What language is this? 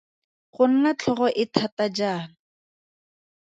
Tswana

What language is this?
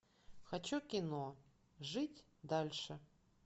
Russian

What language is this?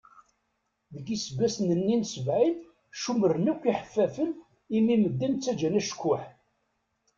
Kabyle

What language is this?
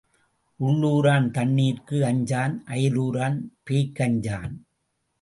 Tamil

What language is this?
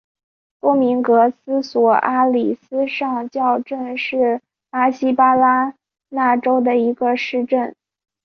Chinese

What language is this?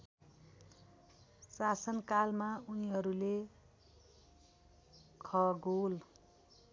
Nepali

